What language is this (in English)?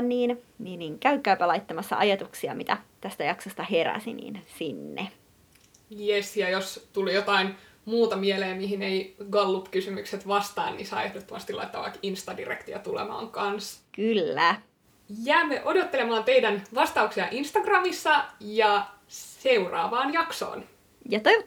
Finnish